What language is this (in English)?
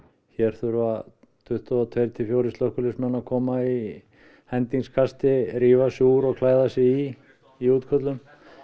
Icelandic